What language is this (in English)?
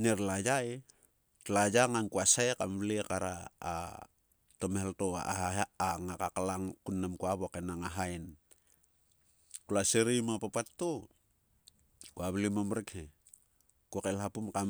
Sulka